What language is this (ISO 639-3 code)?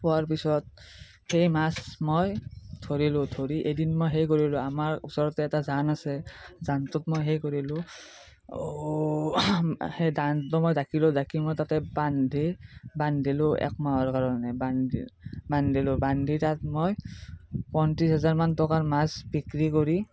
asm